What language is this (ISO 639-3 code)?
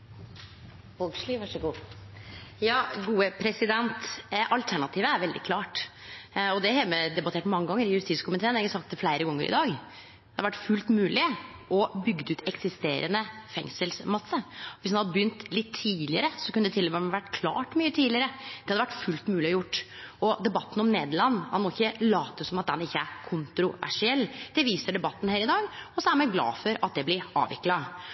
nor